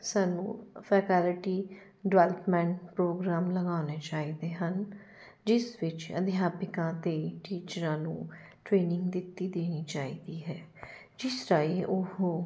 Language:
Punjabi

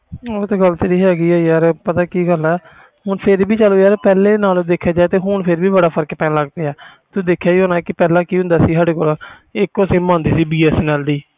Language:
Punjabi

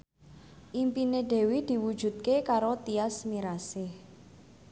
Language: Javanese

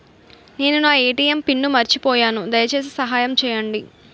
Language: Telugu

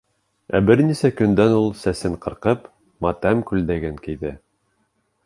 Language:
Bashkir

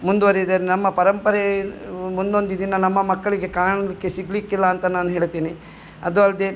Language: Kannada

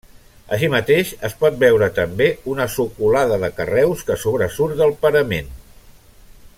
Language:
Catalan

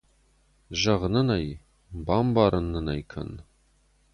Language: Ossetic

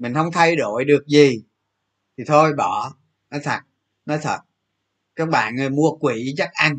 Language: Vietnamese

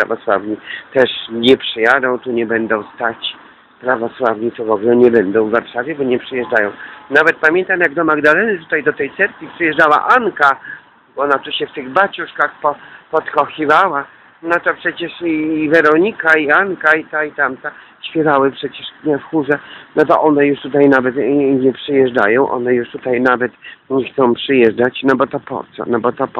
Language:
Polish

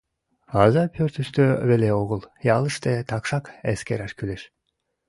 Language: Mari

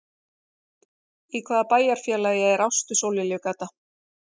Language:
Icelandic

